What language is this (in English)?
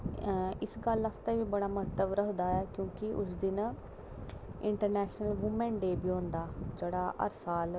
Dogri